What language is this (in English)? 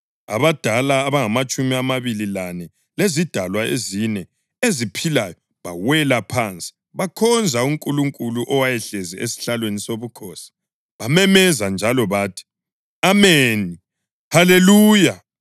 North Ndebele